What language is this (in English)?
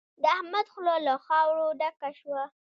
Pashto